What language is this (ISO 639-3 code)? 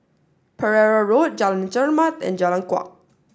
eng